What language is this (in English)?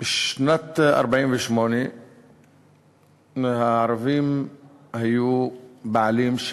Hebrew